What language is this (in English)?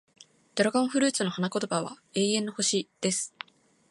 Japanese